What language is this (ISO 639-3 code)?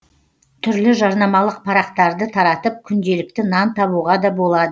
kaz